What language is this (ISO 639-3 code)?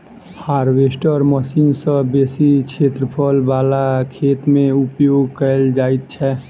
mai